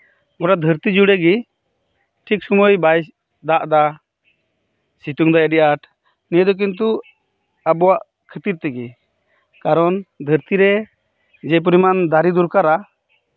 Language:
Santali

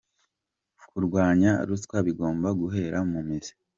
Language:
Kinyarwanda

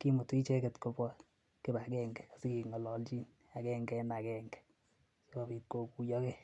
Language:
Kalenjin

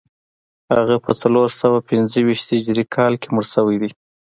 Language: Pashto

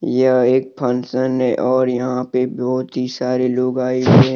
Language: Hindi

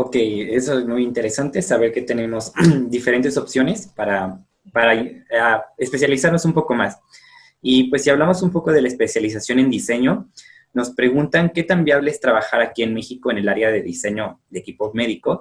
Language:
Spanish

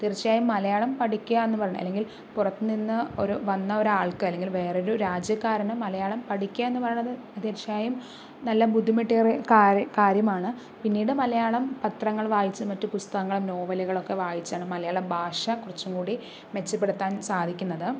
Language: Malayalam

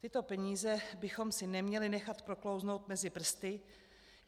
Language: Czech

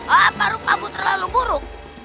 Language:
Indonesian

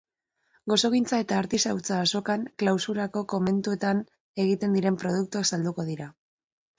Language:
Basque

